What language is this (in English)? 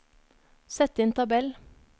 Norwegian